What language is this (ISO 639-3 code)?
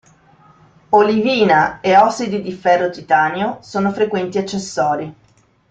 ita